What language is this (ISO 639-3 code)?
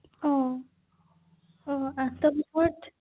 asm